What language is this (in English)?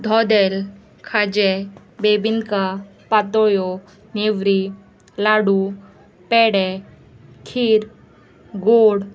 Konkani